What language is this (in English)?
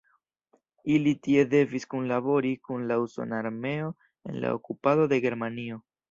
Esperanto